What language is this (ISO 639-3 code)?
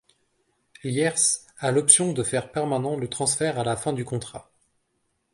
fra